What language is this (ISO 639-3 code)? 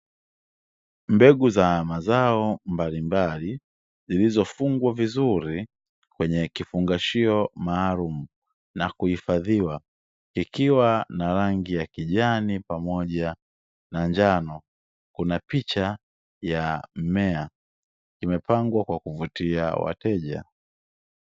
swa